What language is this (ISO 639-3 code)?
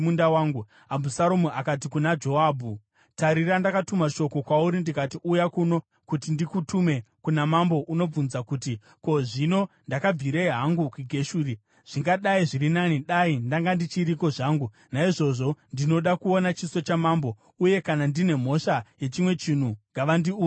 sna